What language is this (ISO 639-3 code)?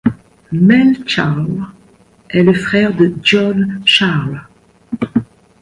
fra